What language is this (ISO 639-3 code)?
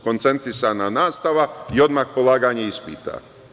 srp